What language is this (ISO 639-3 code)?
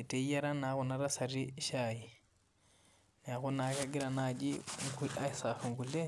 mas